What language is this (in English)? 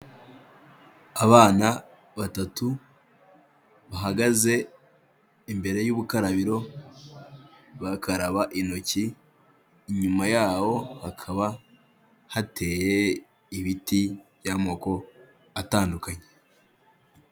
Kinyarwanda